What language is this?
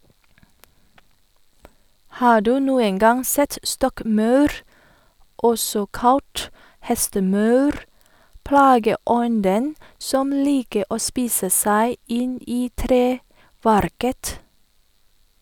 Norwegian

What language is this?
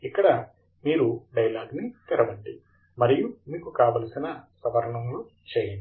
Telugu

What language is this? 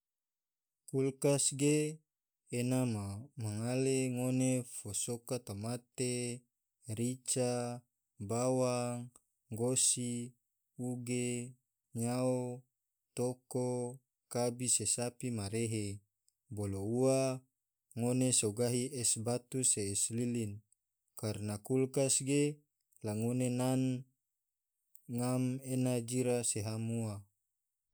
Tidore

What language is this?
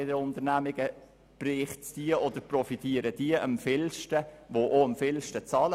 Swiss German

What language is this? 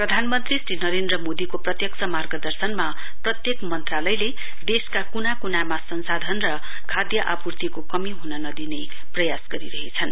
Nepali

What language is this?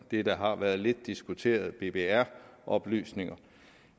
Danish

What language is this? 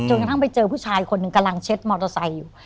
Thai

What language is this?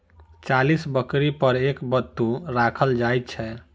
Maithili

